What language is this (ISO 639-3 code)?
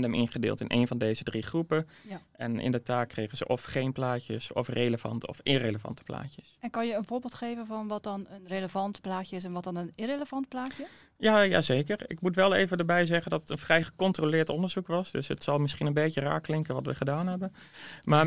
nld